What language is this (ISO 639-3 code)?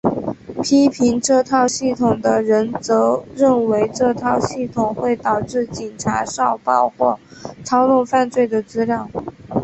zho